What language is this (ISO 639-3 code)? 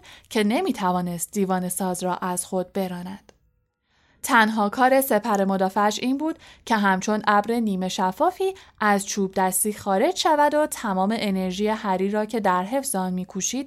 fas